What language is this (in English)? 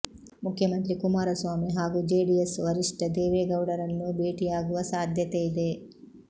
Kannada